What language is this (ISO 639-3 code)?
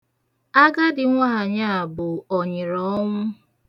ibo